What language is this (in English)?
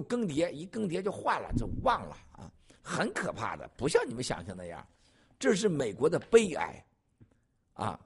Chinese